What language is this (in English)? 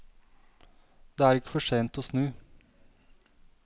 Norwegian